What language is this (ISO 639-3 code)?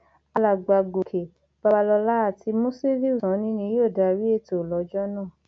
yor